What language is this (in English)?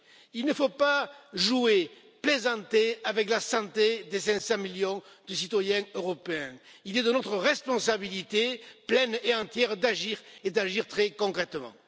French